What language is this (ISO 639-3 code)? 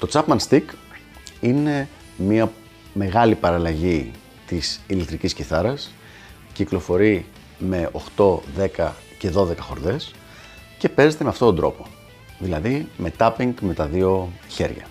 ell